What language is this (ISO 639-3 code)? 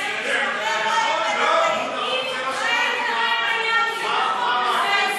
heb